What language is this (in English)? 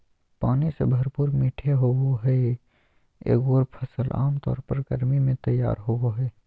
Magahi